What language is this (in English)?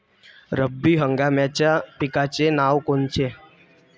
Marathi